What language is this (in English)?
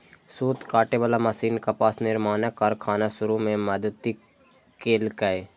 Maithili